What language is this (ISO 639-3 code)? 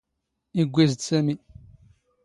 zgh